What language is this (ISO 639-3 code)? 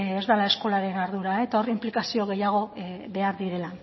eus